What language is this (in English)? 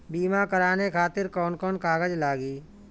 Bhojpuri